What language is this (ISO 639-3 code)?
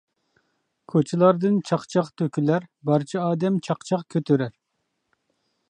uig